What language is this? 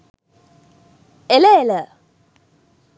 Sinhala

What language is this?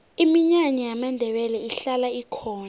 South Ndebele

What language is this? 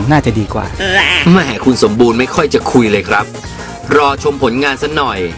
Thai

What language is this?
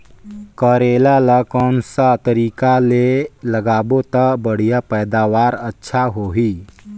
Chhattisgarhi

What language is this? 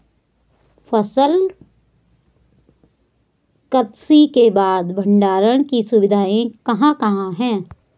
Hindi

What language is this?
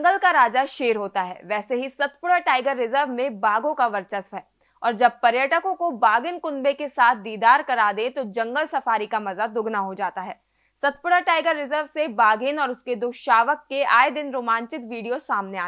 Hindi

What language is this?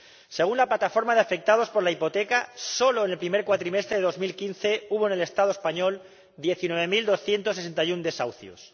Spanish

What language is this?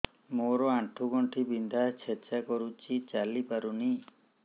Odia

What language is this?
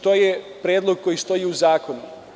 Serbian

